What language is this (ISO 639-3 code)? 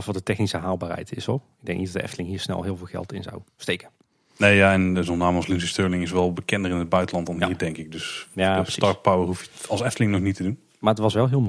nld